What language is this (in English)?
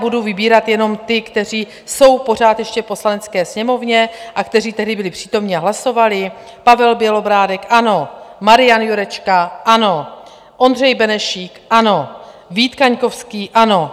Czech